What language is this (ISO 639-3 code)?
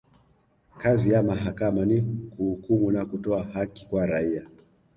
swa